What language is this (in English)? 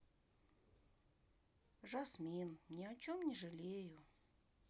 Russian